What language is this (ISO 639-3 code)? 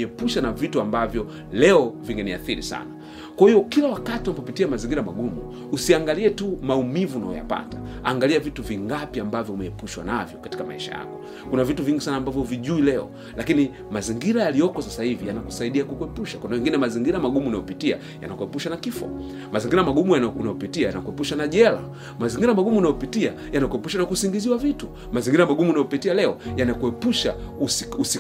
swa